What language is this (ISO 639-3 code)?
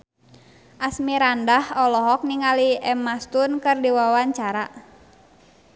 sun